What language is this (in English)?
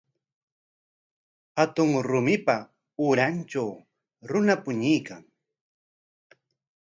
Corongo Ancash Quechua